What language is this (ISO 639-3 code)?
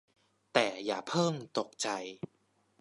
tha